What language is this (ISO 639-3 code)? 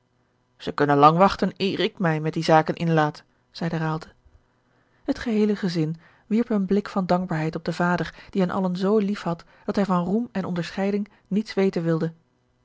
nld